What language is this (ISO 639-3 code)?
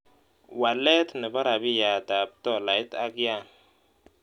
kln